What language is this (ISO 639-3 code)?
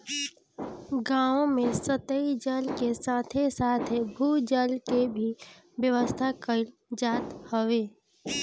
bho